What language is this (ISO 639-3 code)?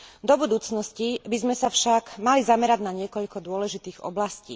slk